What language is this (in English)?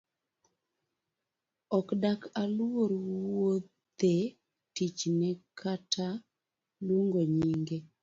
Luo (Kenya and Tanzania)